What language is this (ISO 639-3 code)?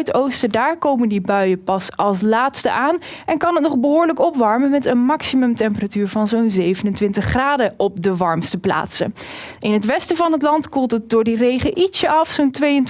nld